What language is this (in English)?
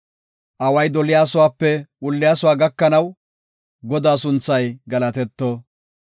Gofa